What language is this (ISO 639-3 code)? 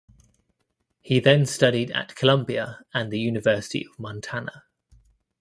eng